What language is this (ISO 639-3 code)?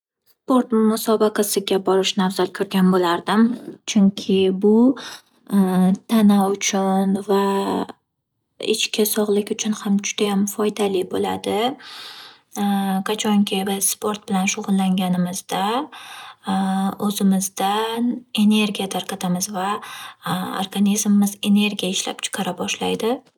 uzb